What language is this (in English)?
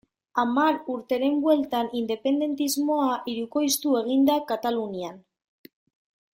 Basque